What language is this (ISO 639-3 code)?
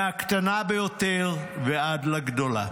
heb